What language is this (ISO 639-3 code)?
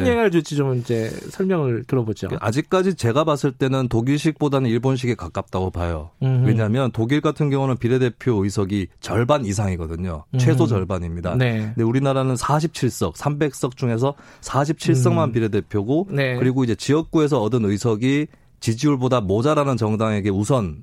kor